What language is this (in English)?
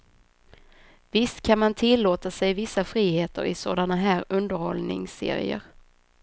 Swedish